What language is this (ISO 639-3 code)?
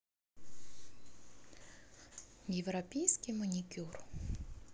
rus